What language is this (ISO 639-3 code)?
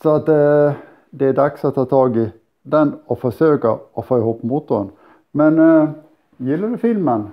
swe